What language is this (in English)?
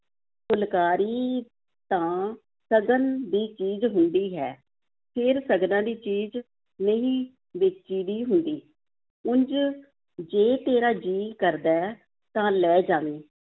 Punjabi